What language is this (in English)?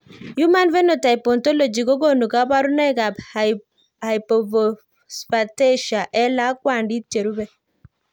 Kalenjin